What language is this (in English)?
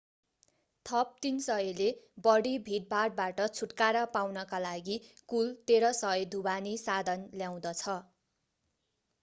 Nepali